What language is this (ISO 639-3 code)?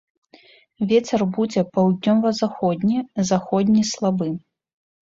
bel